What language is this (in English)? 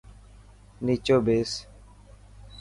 Dhatki